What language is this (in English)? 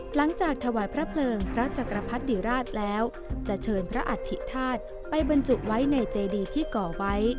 Thai